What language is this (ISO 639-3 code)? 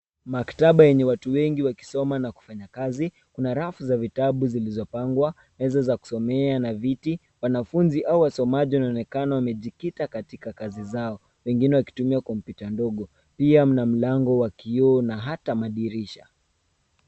swa